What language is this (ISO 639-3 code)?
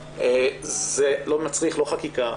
heb